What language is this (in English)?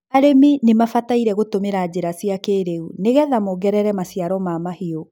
Kikuyu